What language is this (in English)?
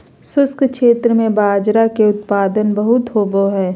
Magahi